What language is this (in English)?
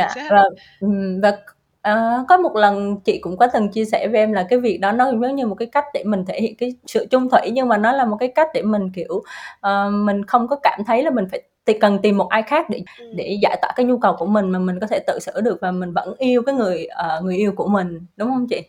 Vietnamese